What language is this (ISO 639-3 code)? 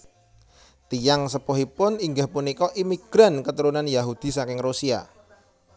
jav